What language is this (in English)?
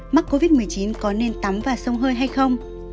Vietnamese